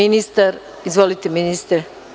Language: Serbian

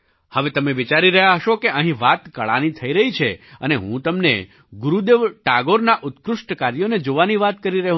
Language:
Gujarati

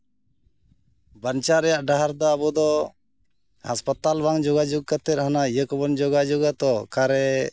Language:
Santali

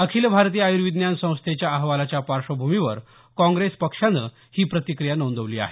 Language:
Marathi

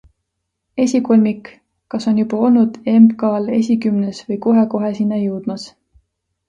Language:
Estonian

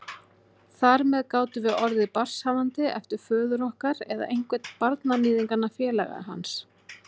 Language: Icelandic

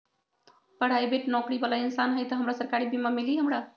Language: Magahi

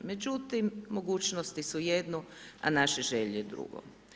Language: Croatian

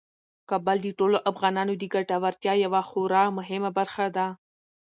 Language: Pashto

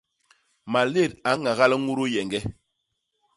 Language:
Basaa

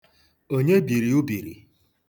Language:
Igbo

